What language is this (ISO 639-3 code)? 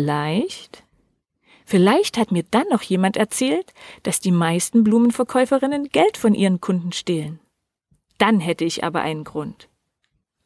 deu